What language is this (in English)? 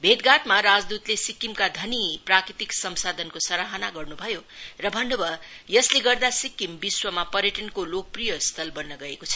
Nepali